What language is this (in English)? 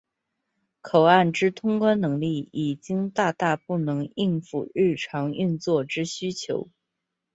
Chinese